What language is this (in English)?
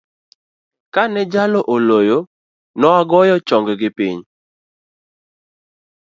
Luo (Kenya and Tanzania)